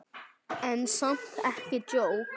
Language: Icelandic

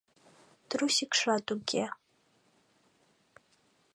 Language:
Mari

